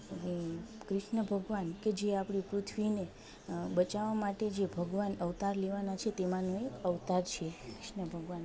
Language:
Gujarati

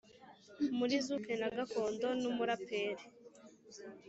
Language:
Kinyarwanda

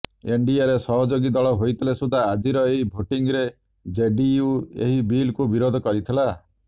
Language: Odia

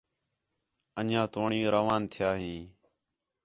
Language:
Khetrani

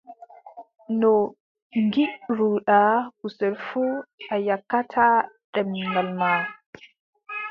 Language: Adamawa Fulfulde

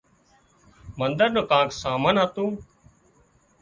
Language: Wadiyara Koli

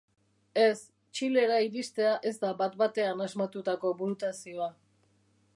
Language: Basque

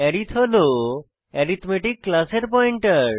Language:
Bangla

